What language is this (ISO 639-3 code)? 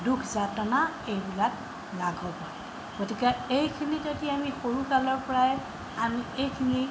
asm